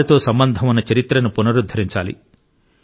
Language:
Telugu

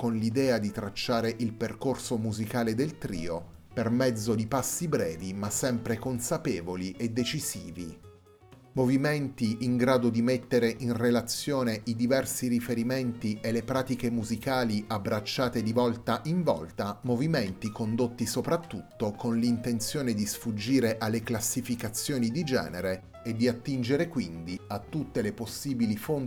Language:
Italian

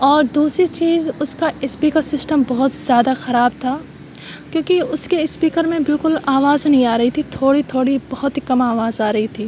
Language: Urdu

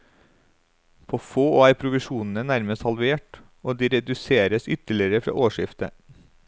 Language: Norwegian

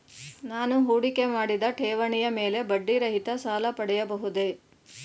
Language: Kannada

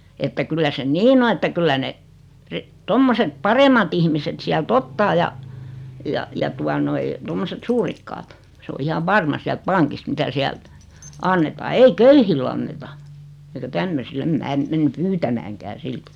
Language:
Finnish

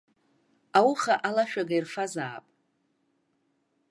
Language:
Abkhazian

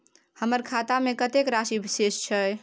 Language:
Maithili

